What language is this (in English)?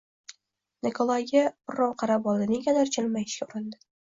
Uzbek